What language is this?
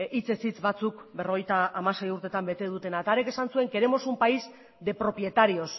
Basque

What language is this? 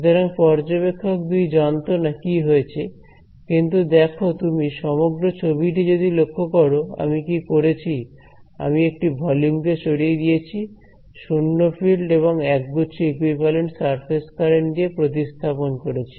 Bangla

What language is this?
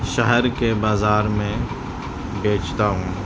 Urdu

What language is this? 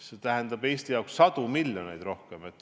Estonian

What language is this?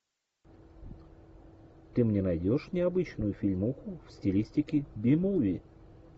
Russian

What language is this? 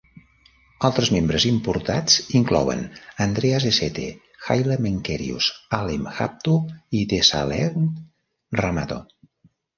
Catalan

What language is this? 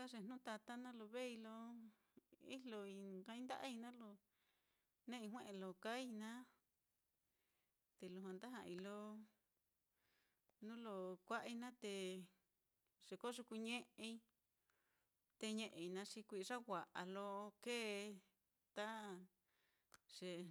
Mitlatongo Mixtec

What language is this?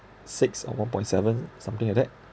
English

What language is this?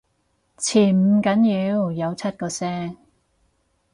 Cantonese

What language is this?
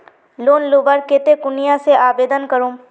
Magahi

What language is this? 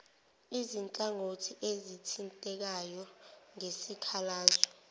Zulu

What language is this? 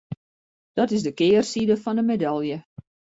Western Frisian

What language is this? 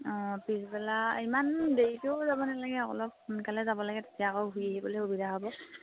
Assamese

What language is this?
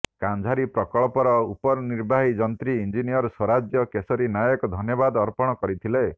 Odia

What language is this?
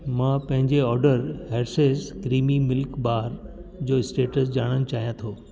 Sindhi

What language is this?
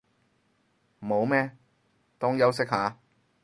Cantonese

